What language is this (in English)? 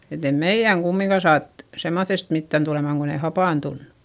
Finnish